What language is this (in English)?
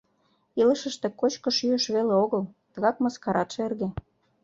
Mari